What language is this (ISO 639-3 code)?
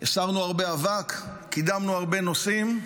heb